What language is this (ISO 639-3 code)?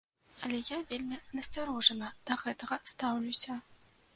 bel